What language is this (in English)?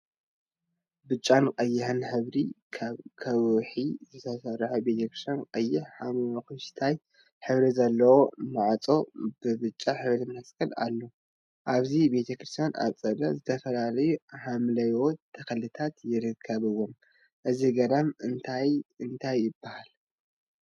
Tigrinya